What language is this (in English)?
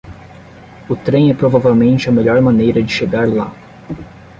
Portuguese